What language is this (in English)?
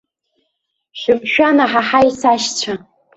Abkhazian